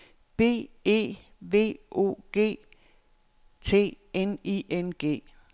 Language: Danish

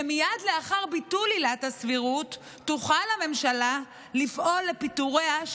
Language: Hebrew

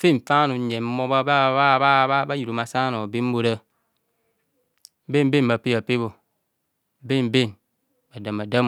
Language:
Kohumono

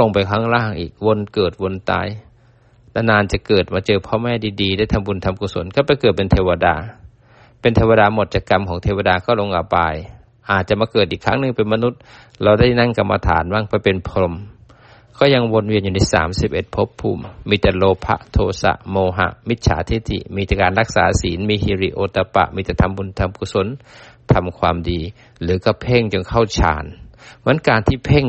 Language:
Thai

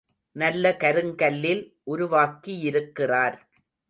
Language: Tamil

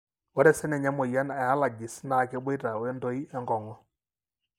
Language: Masai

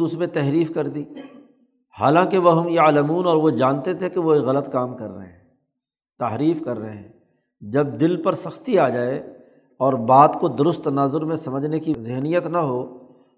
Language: Urdu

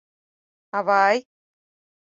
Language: Mari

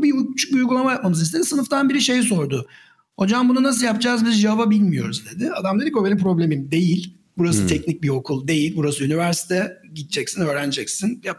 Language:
Turkish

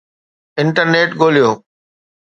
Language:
Sindhi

